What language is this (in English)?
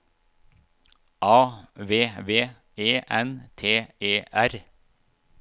Norwegian